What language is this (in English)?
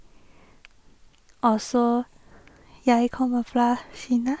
Norwegian